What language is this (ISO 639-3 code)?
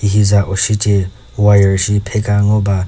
nri